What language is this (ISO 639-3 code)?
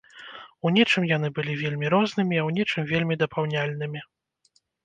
bel